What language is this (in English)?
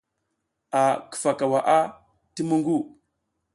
South Giziga